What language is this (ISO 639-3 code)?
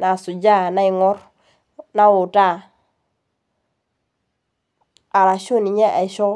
mas